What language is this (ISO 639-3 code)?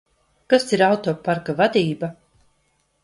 lav